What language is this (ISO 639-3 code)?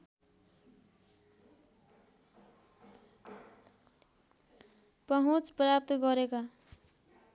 nep